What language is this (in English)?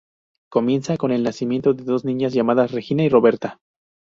Spanish